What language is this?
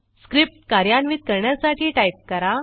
Marathi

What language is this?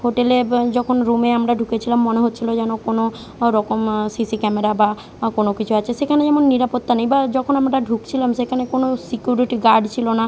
Bangla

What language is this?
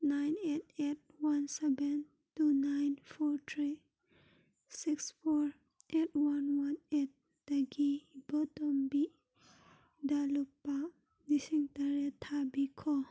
Manipuri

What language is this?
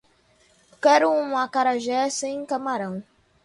Portuguese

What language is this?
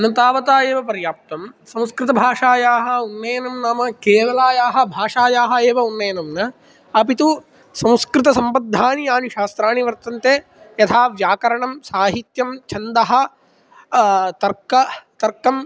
Sanskrit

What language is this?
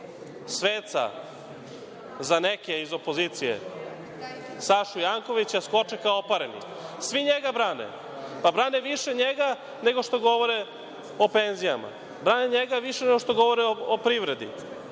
Serbian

